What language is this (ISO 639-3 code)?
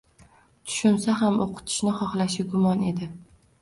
uzb